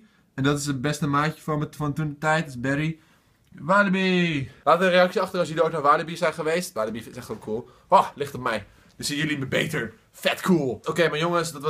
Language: Dutch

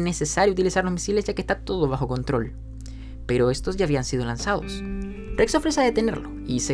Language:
Spanish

